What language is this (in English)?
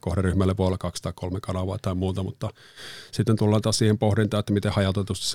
Finnish